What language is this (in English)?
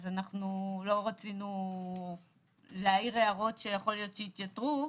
Hebrew